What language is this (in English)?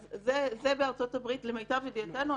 Hebrew